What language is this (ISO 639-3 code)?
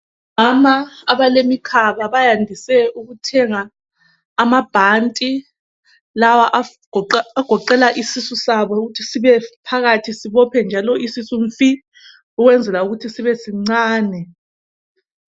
nde